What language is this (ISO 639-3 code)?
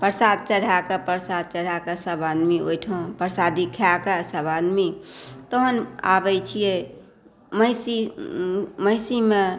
mai